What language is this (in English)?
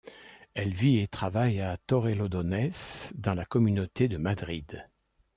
French